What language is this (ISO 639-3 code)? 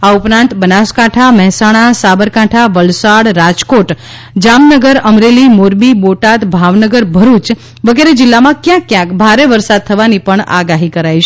guj